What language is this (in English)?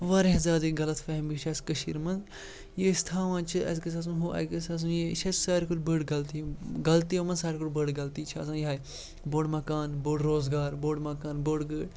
Kashmiri